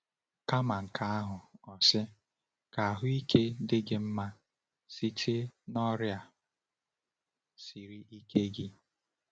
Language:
Igbo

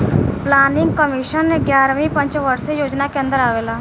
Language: Bhojpuri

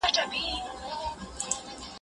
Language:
Pashto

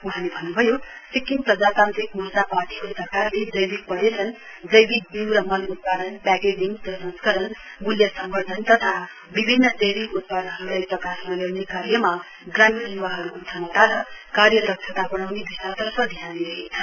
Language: Nepali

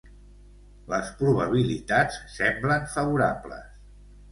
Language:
Catalan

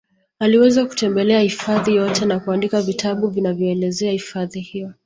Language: Swahili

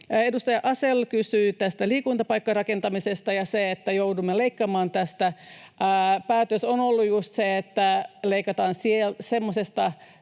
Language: Finnish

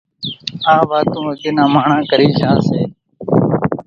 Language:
Kachi Koli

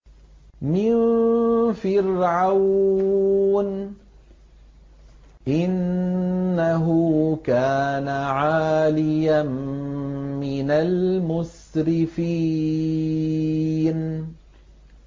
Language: Arabic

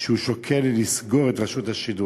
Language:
Hebrew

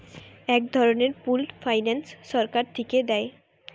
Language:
Bangla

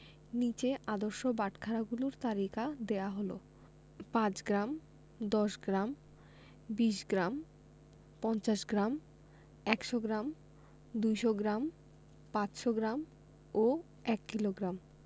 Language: Bangla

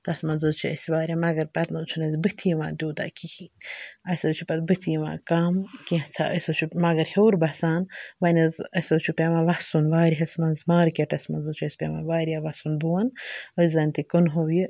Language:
Kashmiri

